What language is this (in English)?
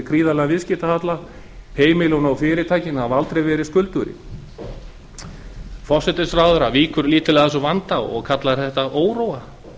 Icelandic